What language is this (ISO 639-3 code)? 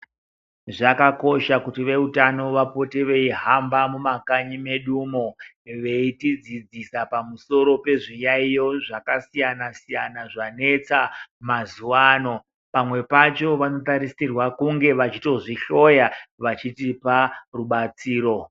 ndc